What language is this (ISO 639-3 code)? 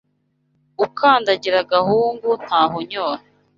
kin